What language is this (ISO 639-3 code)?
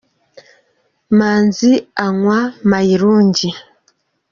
kin